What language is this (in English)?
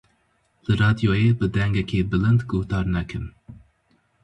Kurdish